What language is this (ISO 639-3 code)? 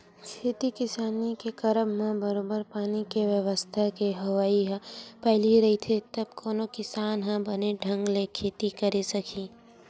hne